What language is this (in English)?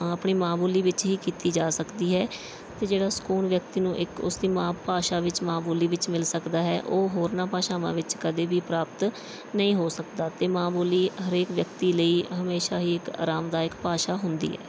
Punjabi